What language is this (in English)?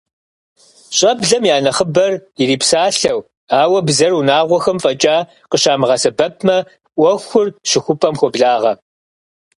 Kabardian